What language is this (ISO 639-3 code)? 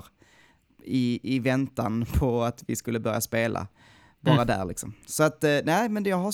swe